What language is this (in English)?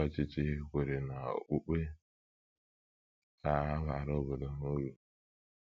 Igbo